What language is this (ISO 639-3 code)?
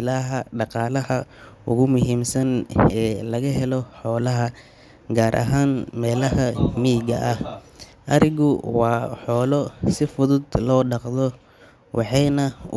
som